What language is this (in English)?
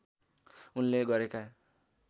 Nepali